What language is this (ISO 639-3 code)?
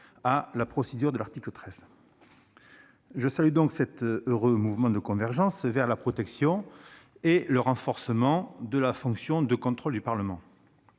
fra